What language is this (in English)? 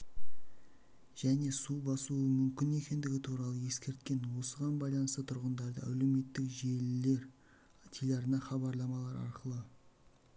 Kazakh